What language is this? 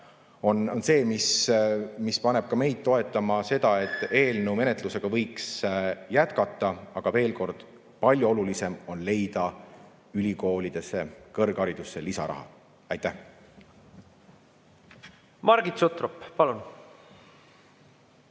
Estonian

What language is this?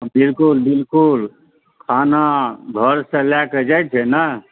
Maithili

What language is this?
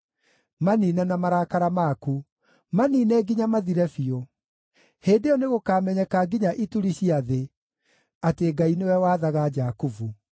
Kikuyu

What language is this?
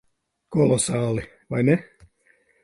Latvian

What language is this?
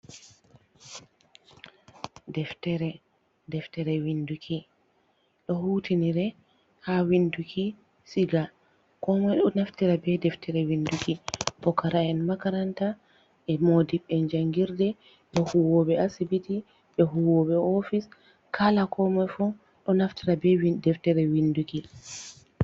Fula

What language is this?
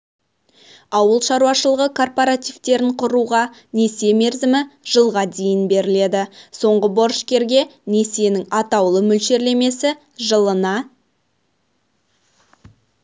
Kazakh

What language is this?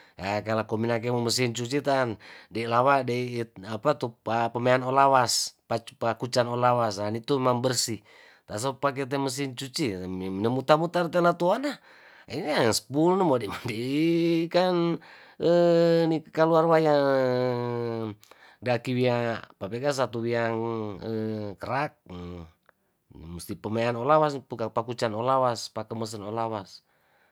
Tondano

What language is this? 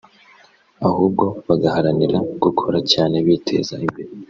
Kinyarwanda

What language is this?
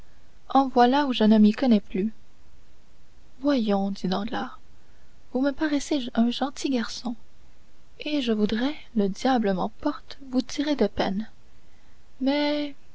French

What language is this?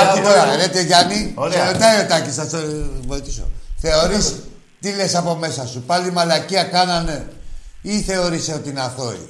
Greek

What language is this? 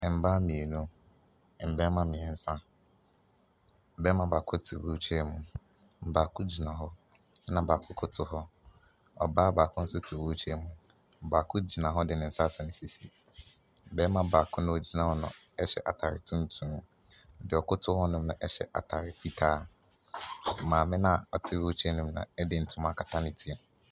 Akan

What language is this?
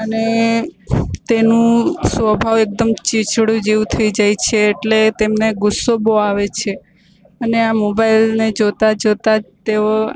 Gujarati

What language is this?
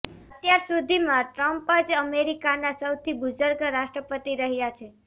Gujarati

